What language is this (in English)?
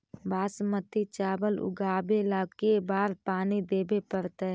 Magahi